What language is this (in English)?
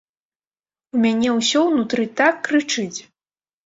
Belarusian